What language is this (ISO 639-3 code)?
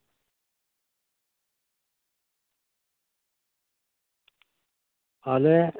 sat